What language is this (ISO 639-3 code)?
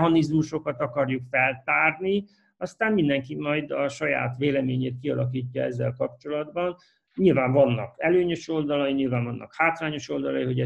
hun